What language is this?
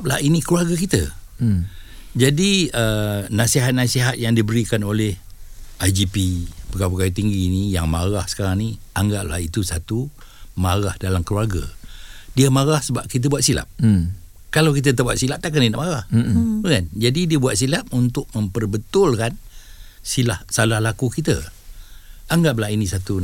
Malay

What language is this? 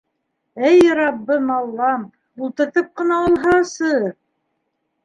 Bashkir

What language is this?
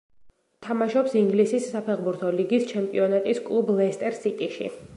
Georgian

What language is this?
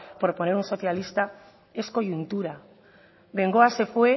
Spanish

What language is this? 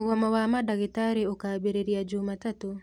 Kikuyu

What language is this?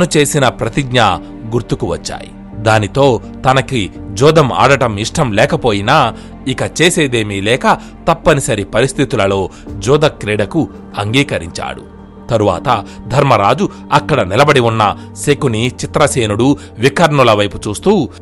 Telugu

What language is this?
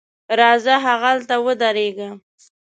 Pashto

